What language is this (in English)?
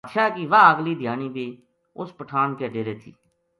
Gujari